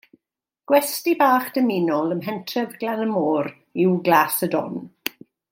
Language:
Welsh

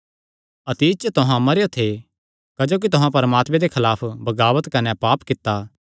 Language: Kangri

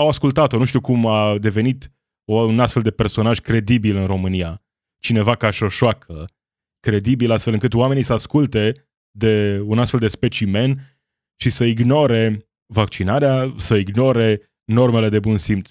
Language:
Romanian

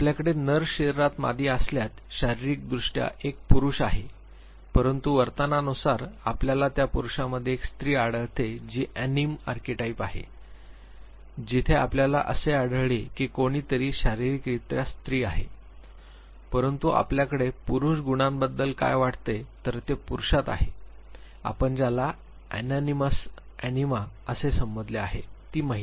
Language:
Marathi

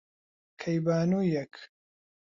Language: Central Kurdish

